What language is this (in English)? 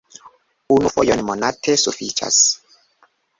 Esperanto